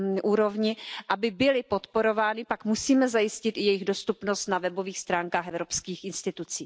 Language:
Czech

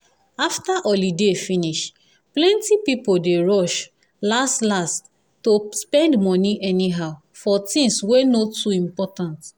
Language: Nigerian Pidgin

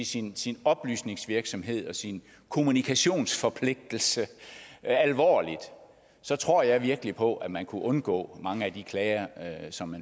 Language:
Danish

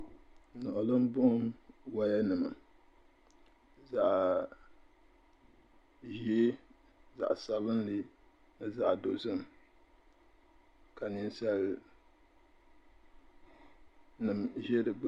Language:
Dagbani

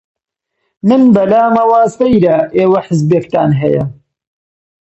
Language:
Central Kurdish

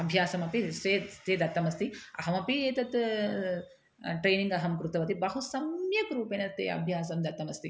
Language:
Sanskrit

